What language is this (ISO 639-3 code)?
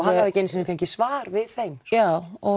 isl